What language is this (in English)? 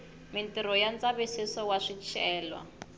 Tsonga